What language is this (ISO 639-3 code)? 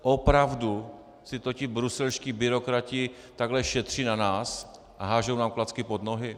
ces